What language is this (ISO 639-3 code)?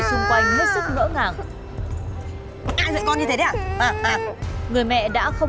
vie